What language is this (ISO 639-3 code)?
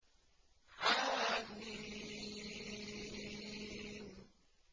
ara